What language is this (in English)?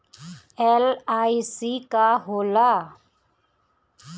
Bhojpuri